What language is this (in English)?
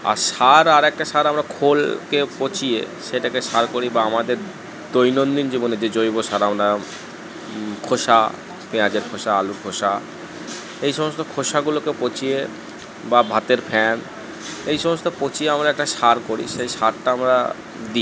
Bangla